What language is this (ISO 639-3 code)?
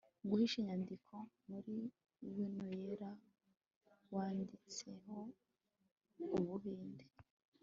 kin